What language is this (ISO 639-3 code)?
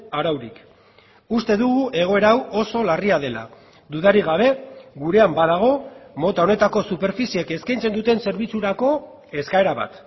eus